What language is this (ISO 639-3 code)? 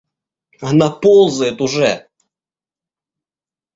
rus